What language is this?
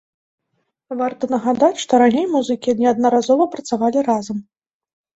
Belarusian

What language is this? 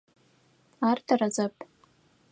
Adyghe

